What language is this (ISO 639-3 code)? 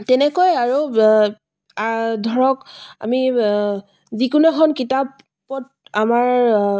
asm